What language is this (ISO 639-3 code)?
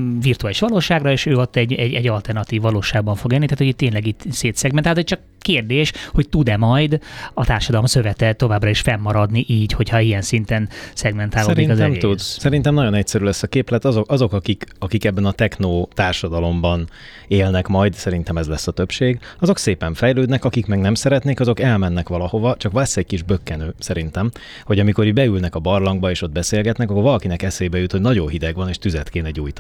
hun